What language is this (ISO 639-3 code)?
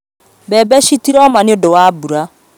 kik